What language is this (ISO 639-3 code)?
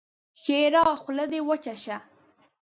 pus